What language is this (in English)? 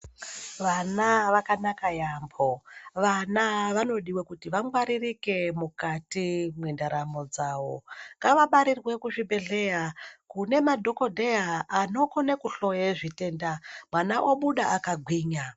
Ndau